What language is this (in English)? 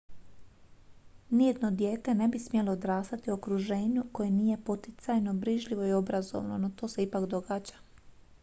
Croatian